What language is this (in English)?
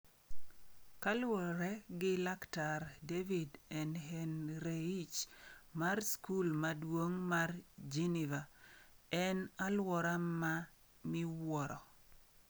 Luo (Kenya and Tanzania)